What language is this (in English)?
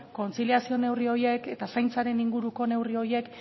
Basque